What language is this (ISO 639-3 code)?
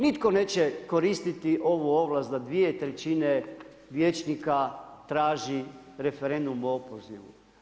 hrv